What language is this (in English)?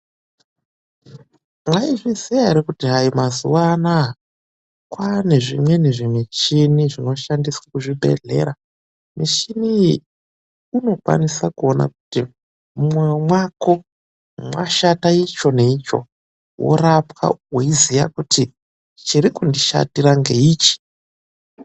Ndau